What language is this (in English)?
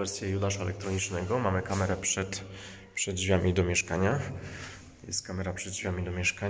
Polish